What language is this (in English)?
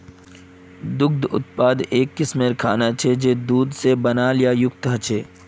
Magahi